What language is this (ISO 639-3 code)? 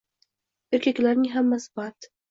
uzb